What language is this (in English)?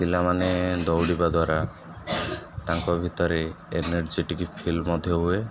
Odia